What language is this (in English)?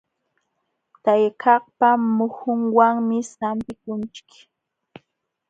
Jauja Wanca Quechua